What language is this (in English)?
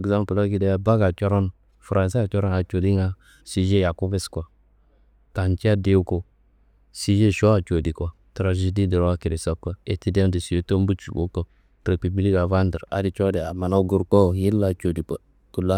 Kanembu